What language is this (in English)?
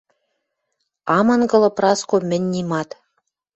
Western Mari